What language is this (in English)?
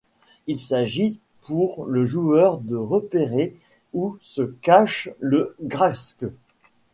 French